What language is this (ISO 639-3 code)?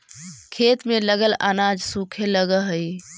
mag